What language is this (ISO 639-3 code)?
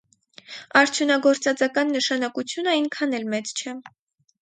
hye